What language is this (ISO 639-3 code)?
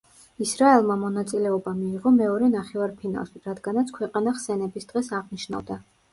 kat